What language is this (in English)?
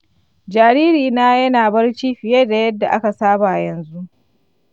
Hausa